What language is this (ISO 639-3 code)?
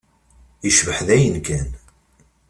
kab